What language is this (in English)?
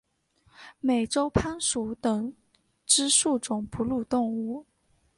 Chinese